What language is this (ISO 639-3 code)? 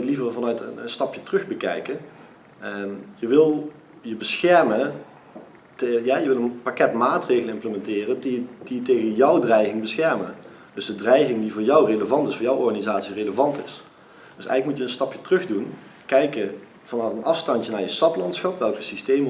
nld